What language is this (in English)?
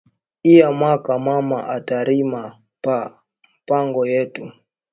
Swahili